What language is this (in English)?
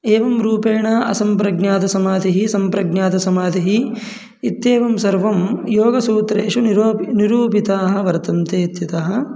Sanskrit